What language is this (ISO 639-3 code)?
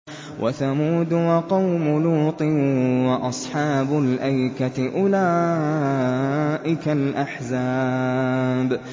ara